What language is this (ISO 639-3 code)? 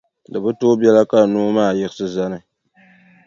dag